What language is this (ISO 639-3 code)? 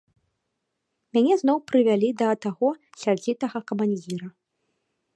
bel